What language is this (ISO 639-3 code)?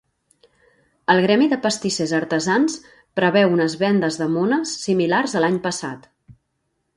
cat